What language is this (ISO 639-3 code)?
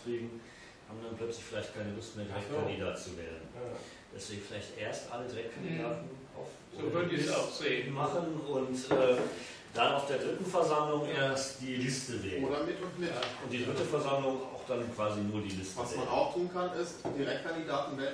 deu